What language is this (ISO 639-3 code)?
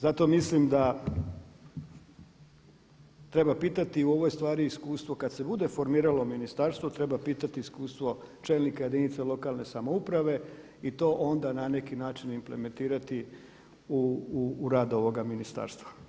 hrv